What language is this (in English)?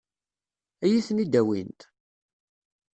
Kabyle